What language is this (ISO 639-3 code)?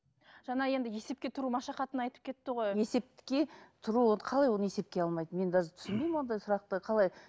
kaz